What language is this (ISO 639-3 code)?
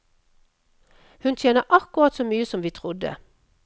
nor